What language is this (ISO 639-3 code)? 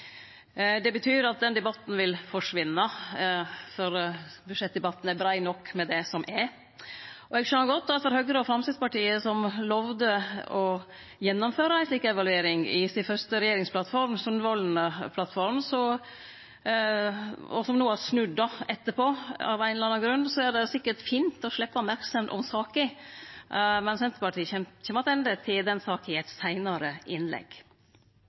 nno